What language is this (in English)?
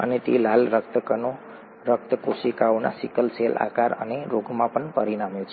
Gujarati